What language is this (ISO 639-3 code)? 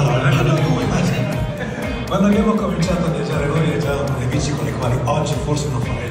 ita